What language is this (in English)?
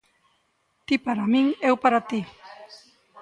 Galician